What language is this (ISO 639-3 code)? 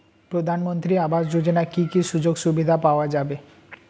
ben